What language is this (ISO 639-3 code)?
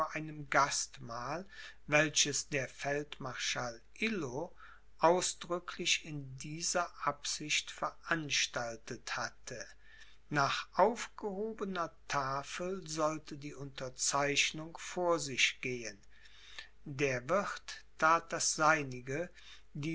deu